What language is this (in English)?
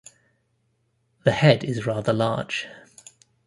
English